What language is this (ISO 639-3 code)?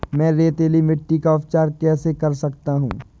hin